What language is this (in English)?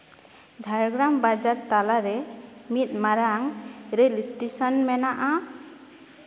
Santali